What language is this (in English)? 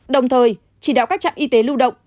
Vietnamese